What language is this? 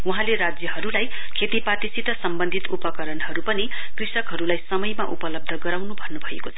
Nepali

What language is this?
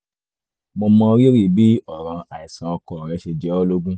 Yoruba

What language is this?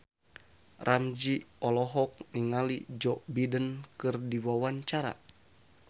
Sundanese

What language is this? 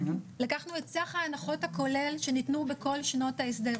Hebrew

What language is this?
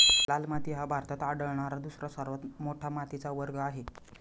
Marathi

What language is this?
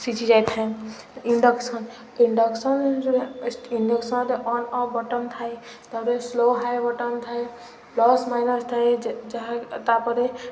Odia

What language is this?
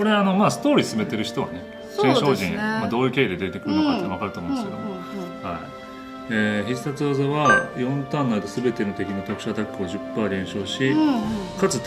Japanese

